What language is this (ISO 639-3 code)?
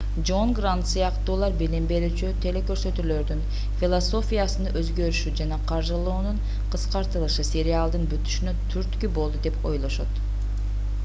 kir